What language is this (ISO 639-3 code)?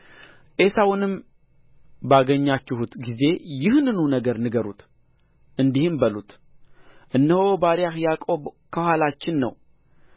amh